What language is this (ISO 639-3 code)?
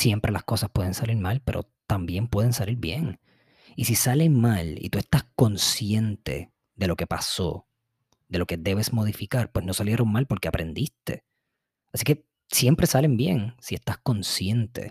spa